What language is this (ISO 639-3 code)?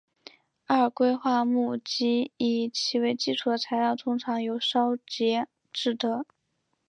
zho